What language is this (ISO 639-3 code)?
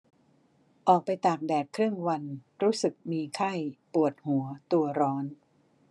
tha